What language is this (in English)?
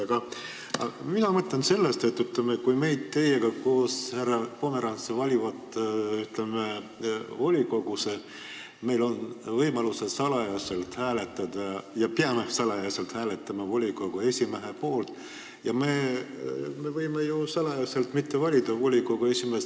Estonian